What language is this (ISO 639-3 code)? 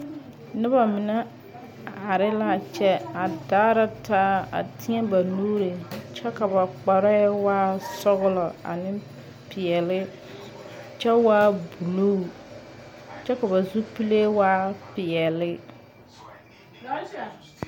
dga